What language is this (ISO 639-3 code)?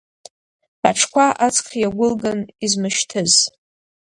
abk